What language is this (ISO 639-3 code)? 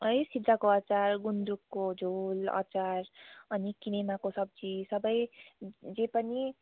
nep